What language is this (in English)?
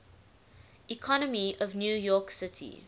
English